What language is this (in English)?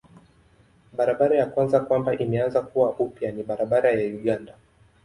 Swahili